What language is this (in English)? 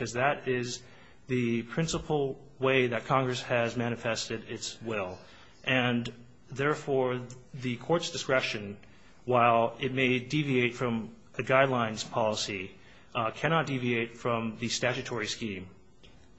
English